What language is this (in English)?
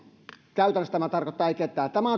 Finnish